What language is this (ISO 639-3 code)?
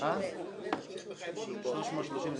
heb